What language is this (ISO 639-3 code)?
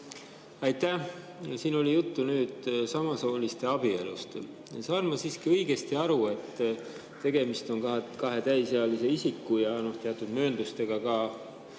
est